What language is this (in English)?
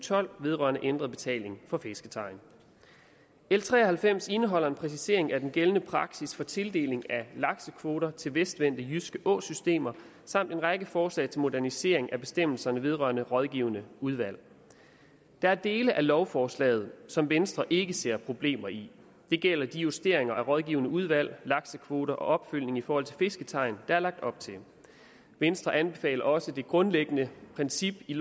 Danish